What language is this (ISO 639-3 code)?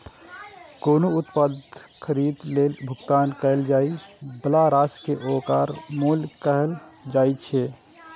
mai